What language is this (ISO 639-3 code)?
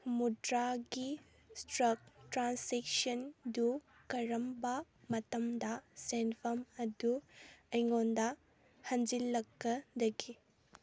mni